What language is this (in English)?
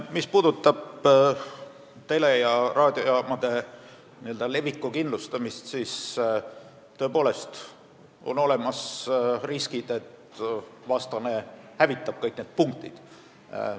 Estonian